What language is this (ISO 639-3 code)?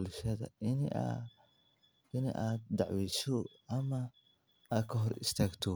som